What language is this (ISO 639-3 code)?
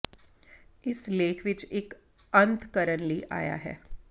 pan